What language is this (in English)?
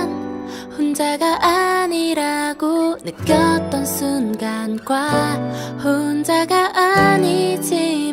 Korean